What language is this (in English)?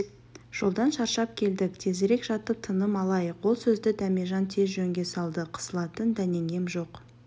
Kazakh